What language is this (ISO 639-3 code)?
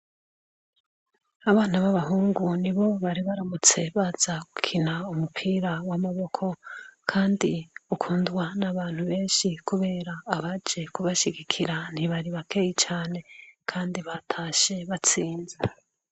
run